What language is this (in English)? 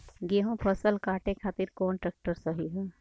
Bhojpuri